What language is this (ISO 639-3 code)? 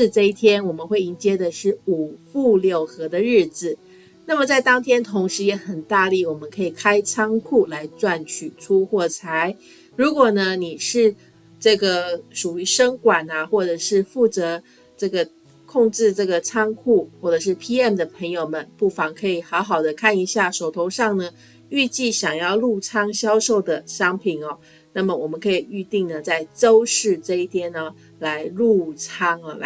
zho